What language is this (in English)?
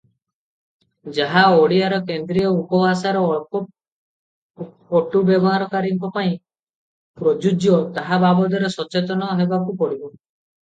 Odia